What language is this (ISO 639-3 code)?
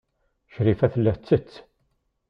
kab